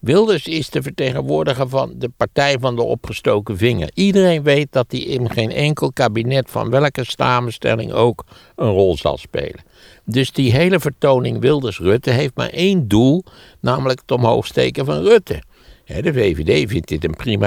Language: Dutch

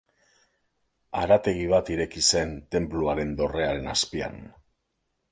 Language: Basque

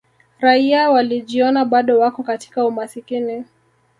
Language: Swahili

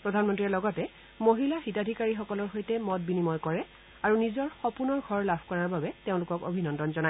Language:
Assamese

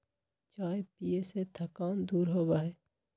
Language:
Magahi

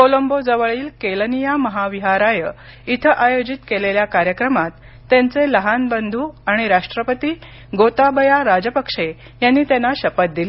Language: Marathi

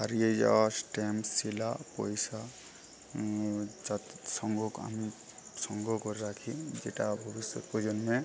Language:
Bangla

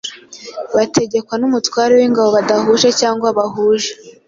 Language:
Kinyarwanda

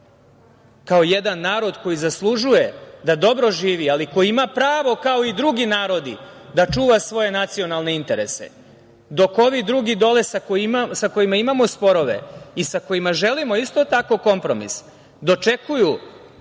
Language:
Serbian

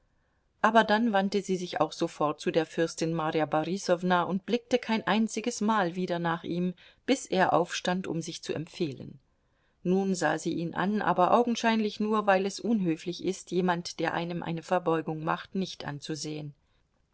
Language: German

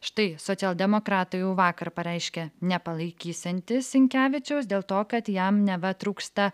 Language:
Lithuanian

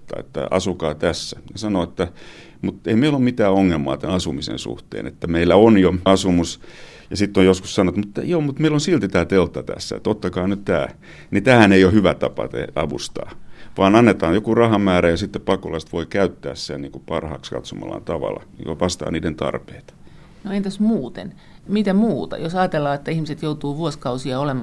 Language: Finnish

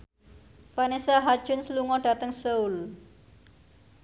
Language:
Javanese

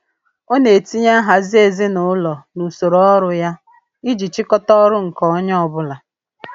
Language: Igbo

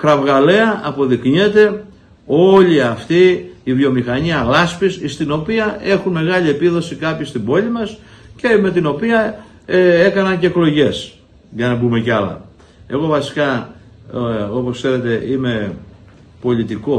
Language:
Greek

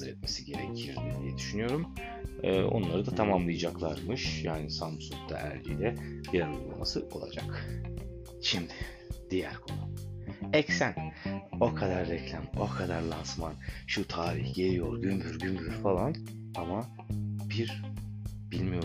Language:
Turkish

